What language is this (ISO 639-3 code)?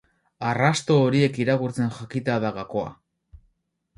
eus